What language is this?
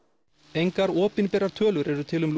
Icelandic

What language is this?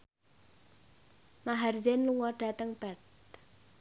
Javanese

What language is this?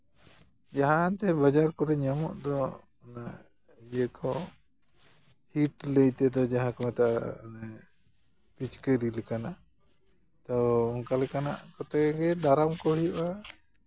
Santali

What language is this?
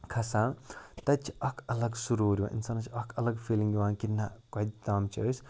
Kashmiri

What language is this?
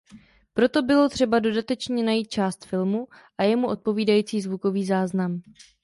Czech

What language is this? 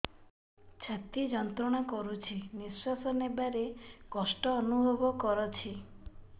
Odia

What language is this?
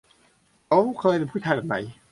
Thai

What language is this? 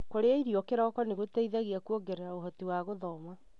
Kikuyu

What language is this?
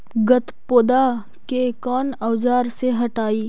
Magahi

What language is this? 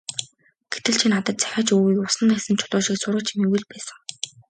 Mongolian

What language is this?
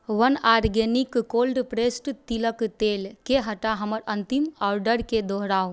Maithili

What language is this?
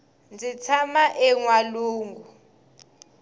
Tsonga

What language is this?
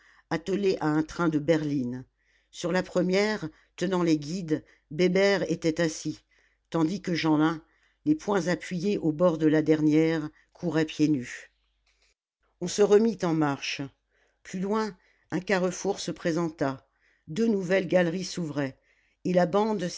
French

